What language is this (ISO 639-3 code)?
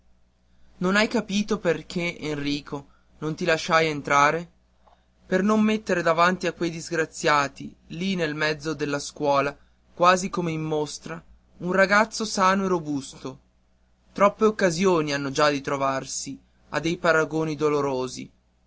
ita